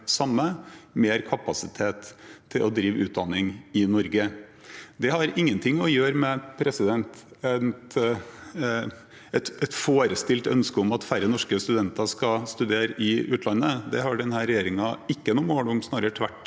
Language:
Norwegian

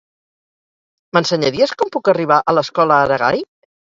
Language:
Catalan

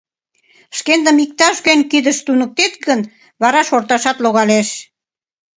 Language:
Mari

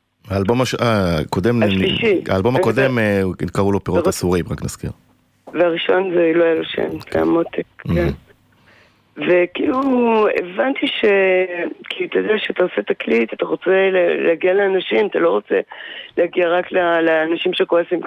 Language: Hebrew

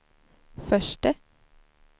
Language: Swedish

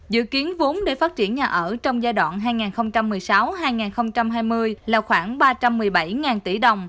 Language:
Vietnamese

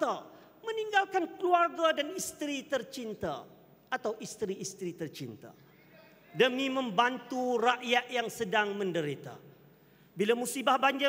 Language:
Malay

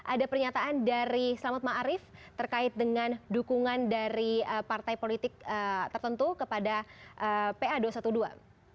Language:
Indonesian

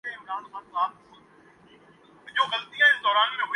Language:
Urdu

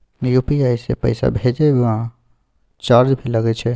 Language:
Maithili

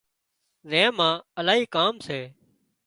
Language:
Wadiyara Koli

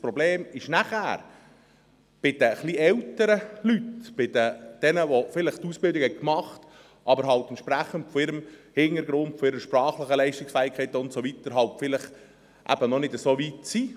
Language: Swiss German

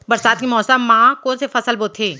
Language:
Chhattisgarhi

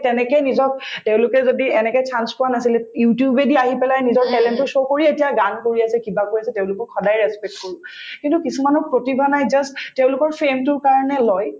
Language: Assamese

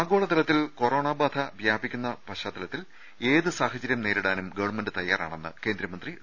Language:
Malayalam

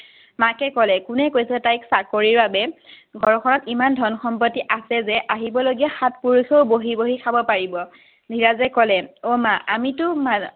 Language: Assamese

